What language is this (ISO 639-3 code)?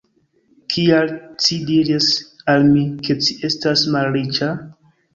epo